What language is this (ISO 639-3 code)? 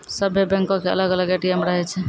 mai